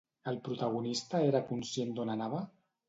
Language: Catalan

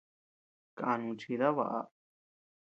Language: Tepeuxila Cuicatec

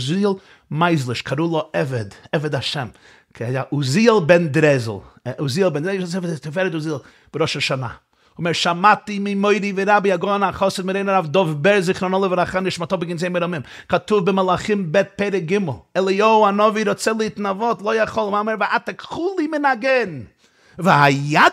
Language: Hebrew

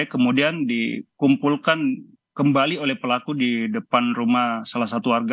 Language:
Indonesian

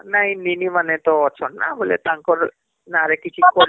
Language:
Odia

